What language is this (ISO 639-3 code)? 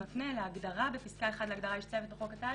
heb